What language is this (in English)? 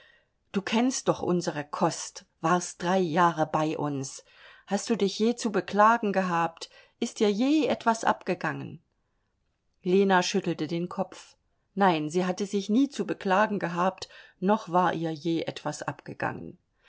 German